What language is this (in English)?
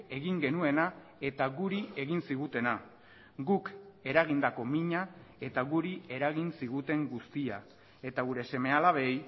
Basque